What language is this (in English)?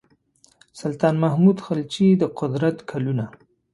Pashto